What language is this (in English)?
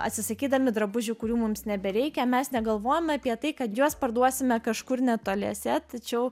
Lithuanian